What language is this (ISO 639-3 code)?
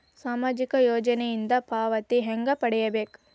kan